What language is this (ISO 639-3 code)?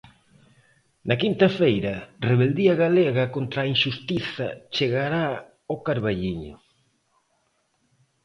glg